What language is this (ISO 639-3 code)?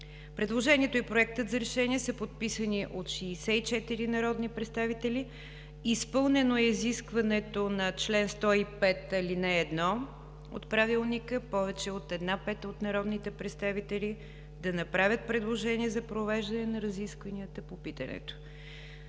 bul